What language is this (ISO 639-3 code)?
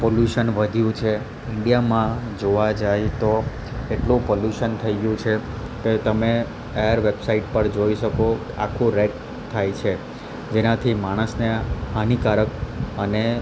guj